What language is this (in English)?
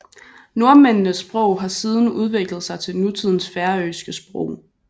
Danish